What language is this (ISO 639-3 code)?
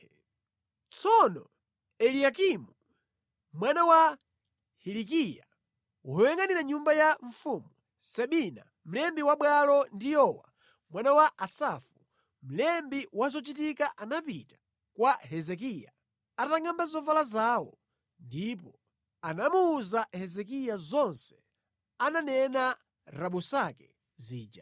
nya